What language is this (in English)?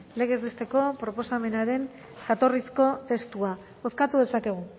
Basque